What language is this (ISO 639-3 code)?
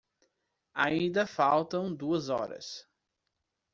por